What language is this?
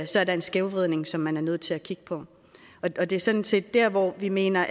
Danish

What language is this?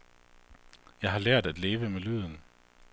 Danish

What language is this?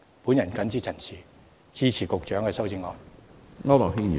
Cantonese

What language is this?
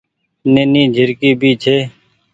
Goaria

